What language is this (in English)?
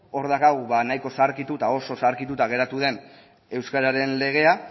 Basque